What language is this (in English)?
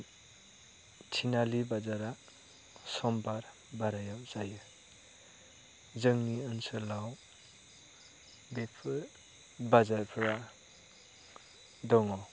Bodo